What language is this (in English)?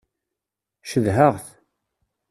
Kabyle